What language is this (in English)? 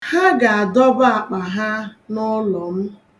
Igbo